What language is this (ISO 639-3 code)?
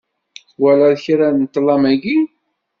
kab